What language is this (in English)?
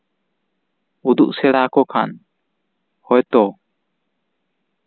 Santali